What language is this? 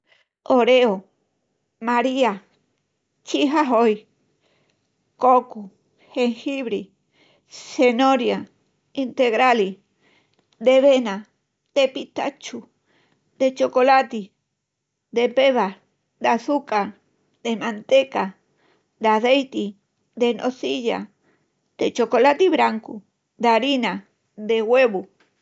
Extremaduran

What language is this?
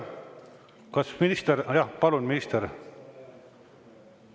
Estonian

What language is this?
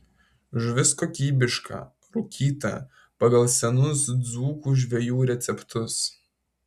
Lithuanian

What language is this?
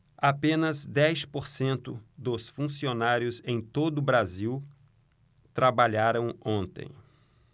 Portuguese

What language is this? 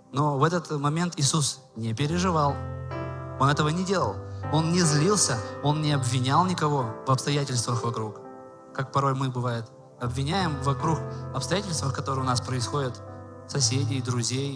Russian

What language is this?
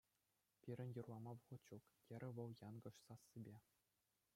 Chuvash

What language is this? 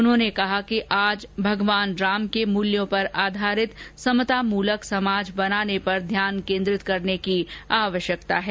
Hindi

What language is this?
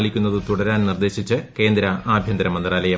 Malayalam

